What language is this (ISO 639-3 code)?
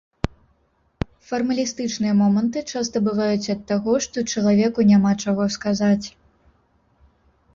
bel